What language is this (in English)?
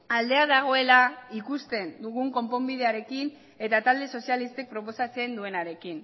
Basque